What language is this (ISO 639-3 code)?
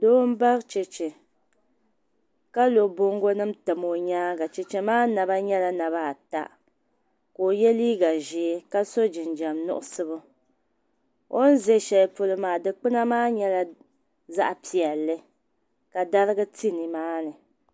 dag